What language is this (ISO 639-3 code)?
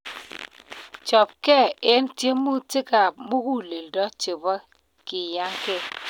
kln